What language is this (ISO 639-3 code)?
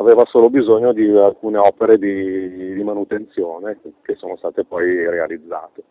ita